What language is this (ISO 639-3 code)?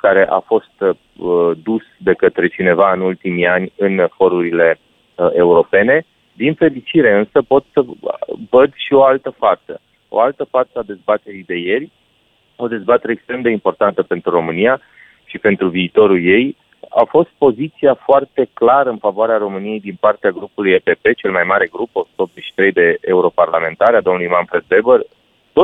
ron